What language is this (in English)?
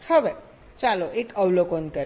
Gujarati